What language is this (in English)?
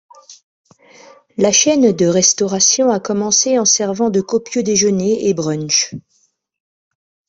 French